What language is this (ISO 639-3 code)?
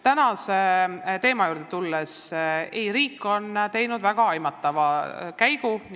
est